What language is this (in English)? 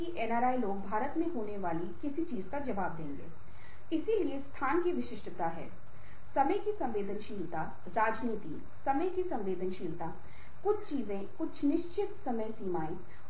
Hindi